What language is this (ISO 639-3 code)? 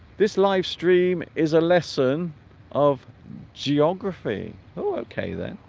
eng